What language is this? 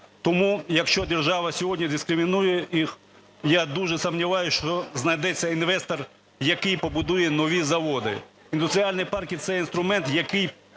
Ukrainian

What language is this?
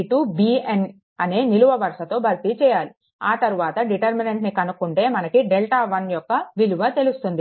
Telugu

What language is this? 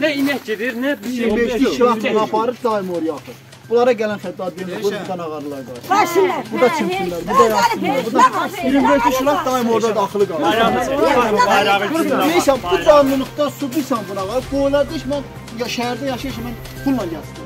Turkish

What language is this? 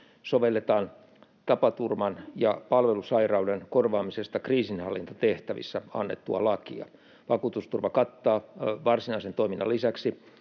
Finnish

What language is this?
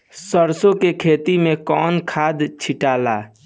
Bhojpuri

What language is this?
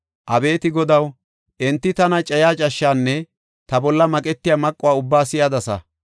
Gofa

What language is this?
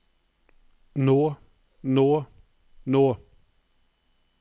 Norwegian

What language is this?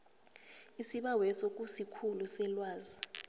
South Ndebele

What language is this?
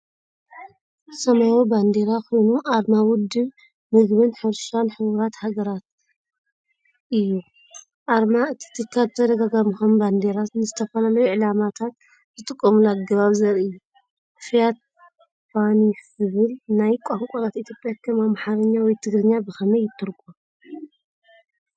Tigrinya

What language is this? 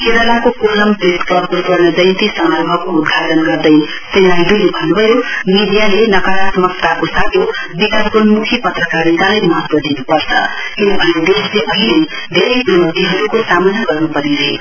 Nepali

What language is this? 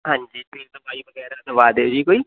Punjabi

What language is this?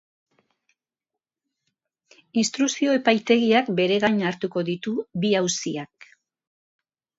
Basque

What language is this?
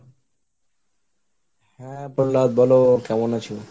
Bangla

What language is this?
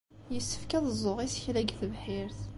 Kabyle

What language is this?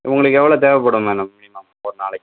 Tamil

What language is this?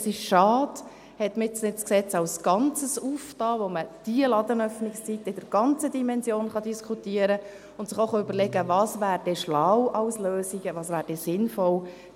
Swiss German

